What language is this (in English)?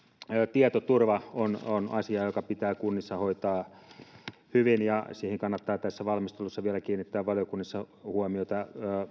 Finnish